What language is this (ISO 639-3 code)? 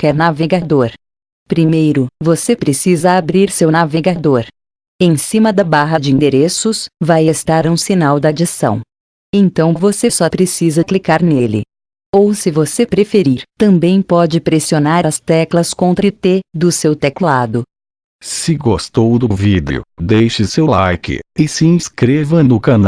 por